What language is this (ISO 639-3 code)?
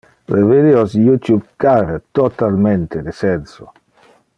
ina